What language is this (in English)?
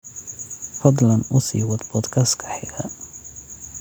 Somali